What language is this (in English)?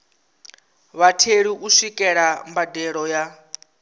Venda